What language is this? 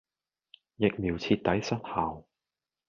Cantonese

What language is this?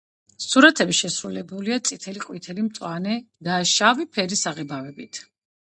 Georgian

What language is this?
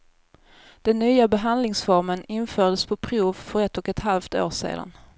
Swedish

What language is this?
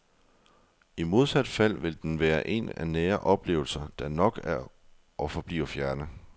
Danish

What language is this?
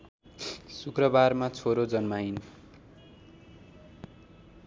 Nepali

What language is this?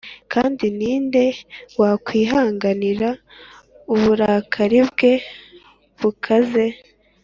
Kinyarwanda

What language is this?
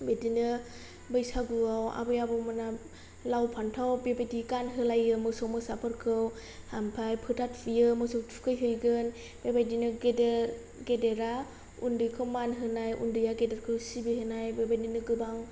Bodo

